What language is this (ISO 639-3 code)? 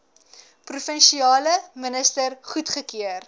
afr